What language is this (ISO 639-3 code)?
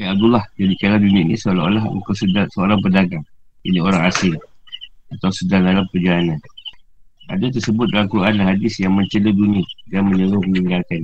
msa